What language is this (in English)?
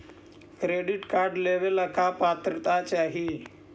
Magahi